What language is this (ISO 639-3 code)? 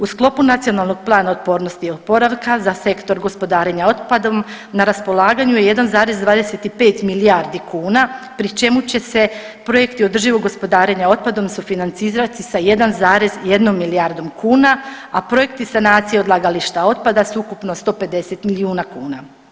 hrv